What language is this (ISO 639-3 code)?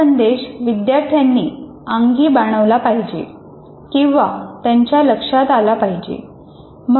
mar